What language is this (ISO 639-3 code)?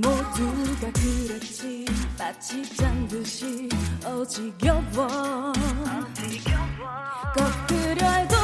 kor